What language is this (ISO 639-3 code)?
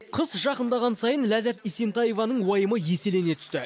kaz